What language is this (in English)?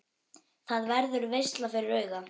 Icelandic